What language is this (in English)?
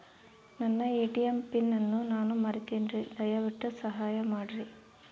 Kannada